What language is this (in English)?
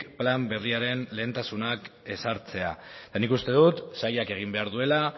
Basque